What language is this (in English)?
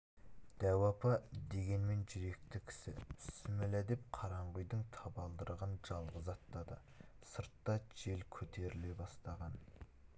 Kazakh